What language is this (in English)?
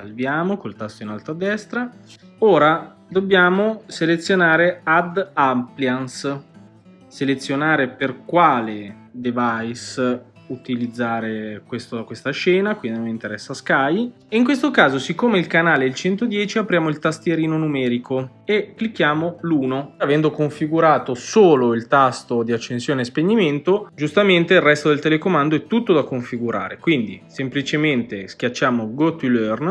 Italian